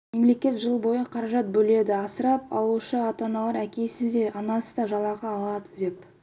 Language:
Kazakh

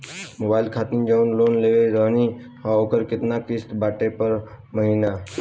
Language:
Bhojpuri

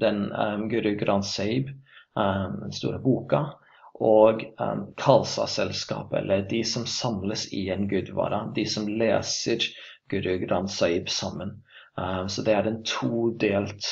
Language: Norwegian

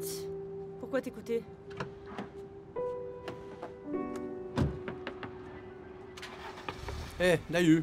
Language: French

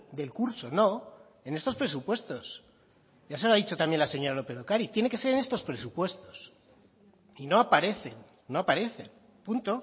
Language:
Spanish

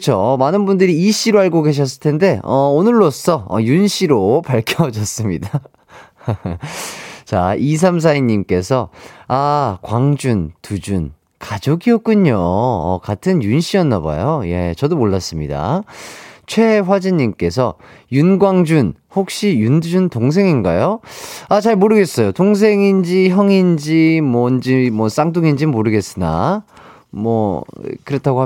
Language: Korean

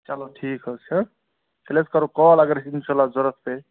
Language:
Kashmiri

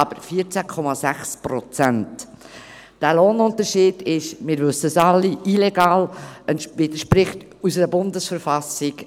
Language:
Swiss German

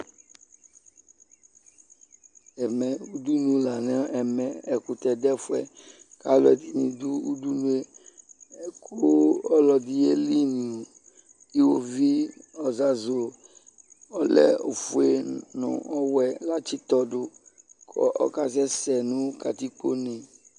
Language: Ikposo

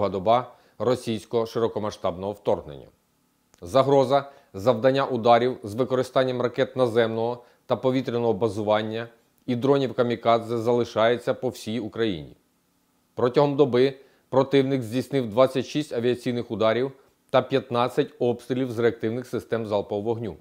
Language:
Ukrainian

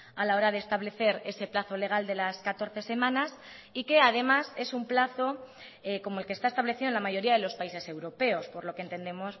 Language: Spanish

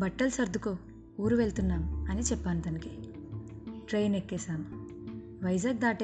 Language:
Telugu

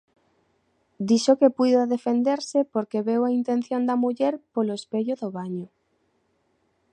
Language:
Galician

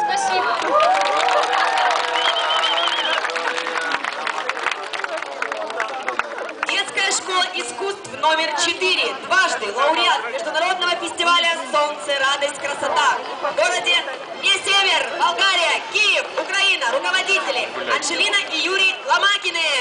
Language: Russian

